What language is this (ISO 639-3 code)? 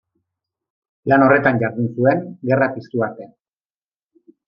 eus